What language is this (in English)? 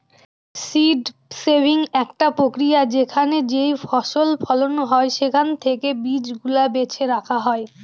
Bangla